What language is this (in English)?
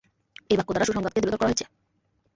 Bangla